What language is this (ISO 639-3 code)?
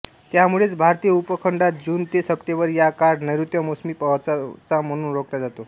mar